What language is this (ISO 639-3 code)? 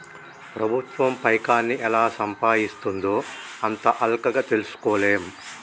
tel